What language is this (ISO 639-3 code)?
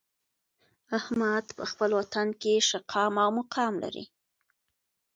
pus